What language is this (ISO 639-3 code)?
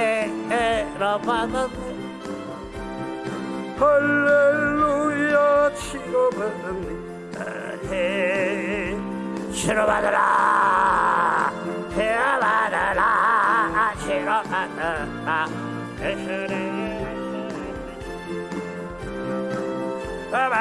kor